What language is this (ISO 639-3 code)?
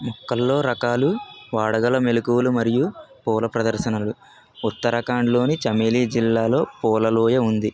tel